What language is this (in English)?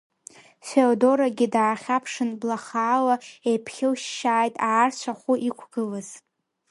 Abkhazian